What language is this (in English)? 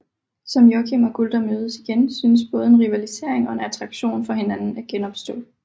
Danish